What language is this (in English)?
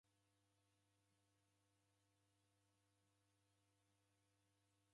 Taita